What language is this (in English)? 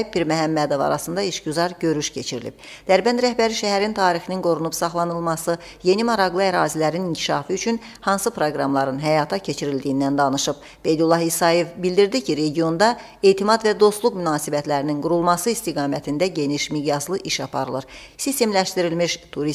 Turkish